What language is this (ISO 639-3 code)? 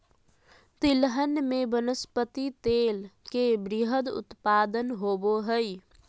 mag